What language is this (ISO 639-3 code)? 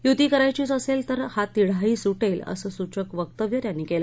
mar